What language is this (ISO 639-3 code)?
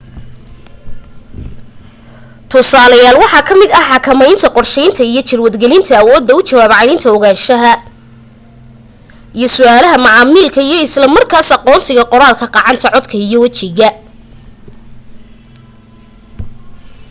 som